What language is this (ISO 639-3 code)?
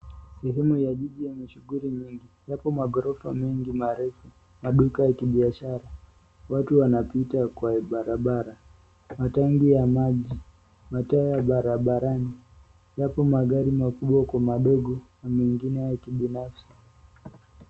swa